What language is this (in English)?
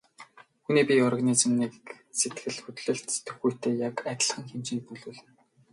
Mongolian